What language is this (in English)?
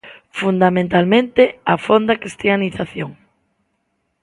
Galician